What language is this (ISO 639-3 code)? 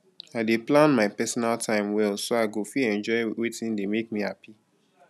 pcm